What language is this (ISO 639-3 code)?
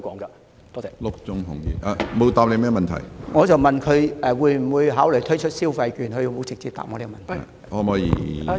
yue